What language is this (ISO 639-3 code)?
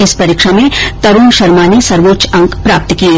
hin